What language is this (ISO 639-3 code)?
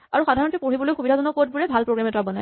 asm